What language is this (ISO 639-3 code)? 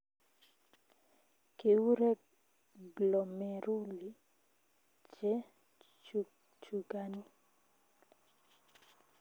kln